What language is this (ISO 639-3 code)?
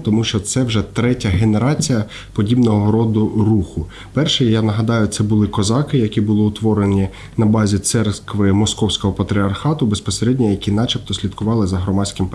ukr